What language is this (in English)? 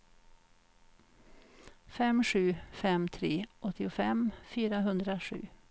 Swedish